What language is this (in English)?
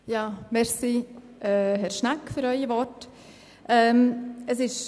Swiss German